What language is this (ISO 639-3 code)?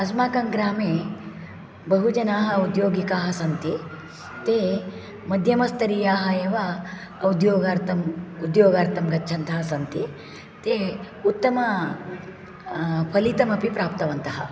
san